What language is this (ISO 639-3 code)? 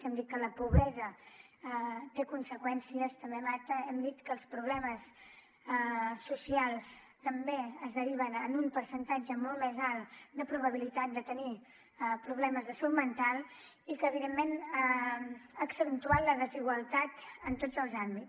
cat